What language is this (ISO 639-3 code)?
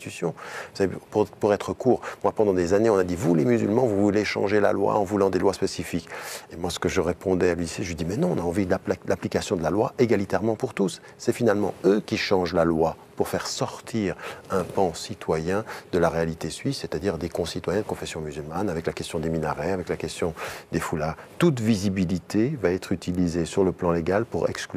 fra